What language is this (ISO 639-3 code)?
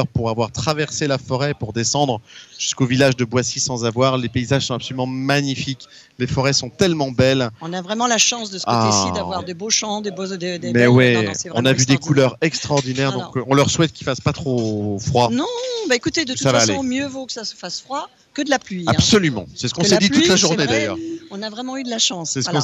fra